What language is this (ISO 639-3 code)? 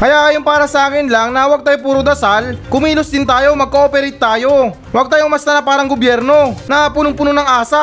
fil